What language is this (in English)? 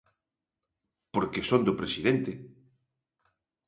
Galician